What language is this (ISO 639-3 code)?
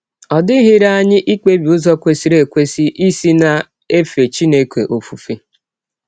ibo